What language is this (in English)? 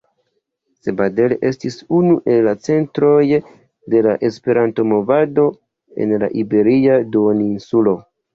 Esperanto